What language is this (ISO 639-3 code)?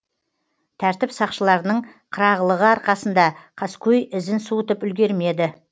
kaz